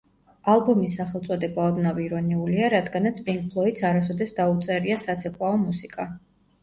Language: Georgian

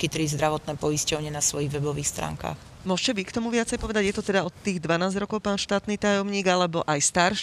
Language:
Slovak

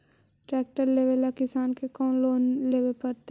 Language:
Magahi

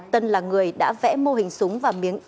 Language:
Vietnamese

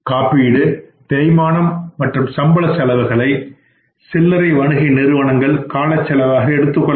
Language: Tamil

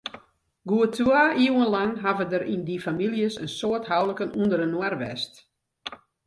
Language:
Western Frisian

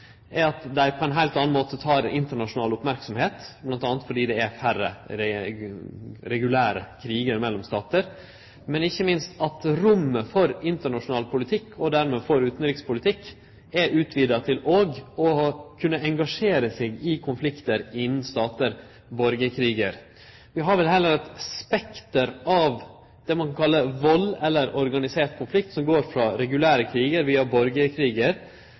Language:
Norwegian Nynorsk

